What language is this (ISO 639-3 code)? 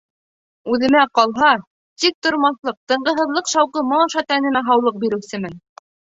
bak